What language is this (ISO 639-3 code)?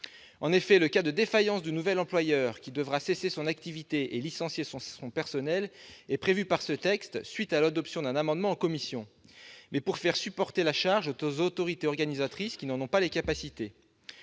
fra